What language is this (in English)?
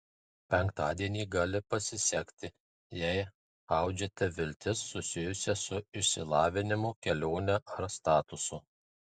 Lithuanian